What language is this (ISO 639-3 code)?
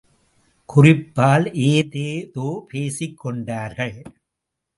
tam